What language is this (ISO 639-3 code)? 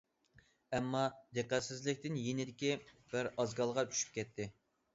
uig